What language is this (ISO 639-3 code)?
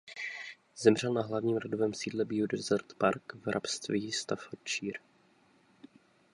ces